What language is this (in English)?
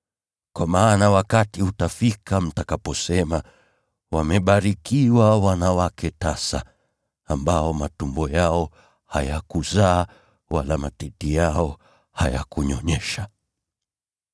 Swahili